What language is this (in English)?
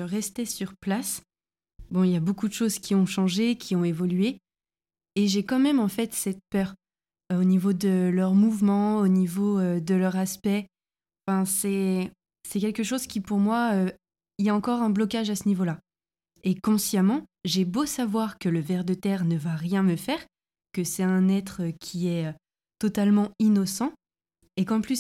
French